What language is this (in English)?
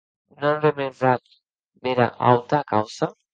Occitan